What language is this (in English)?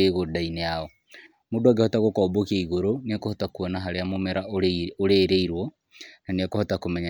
Kikuyu